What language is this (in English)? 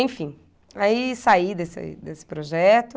Portuguese